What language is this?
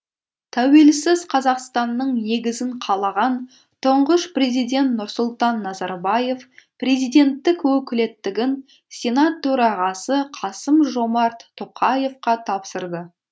Kazakh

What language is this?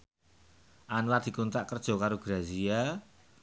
Javanese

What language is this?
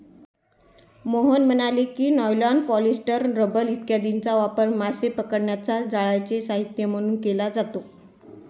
Marathi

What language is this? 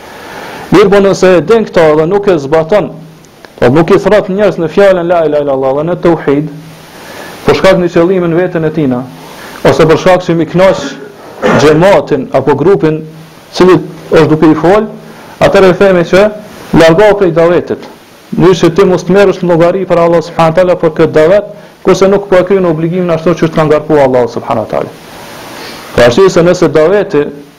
Romanian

